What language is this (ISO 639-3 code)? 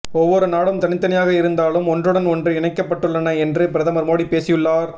tam